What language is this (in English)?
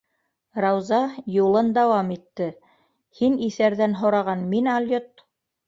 Bashkir